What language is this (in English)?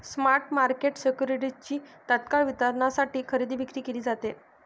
Marathi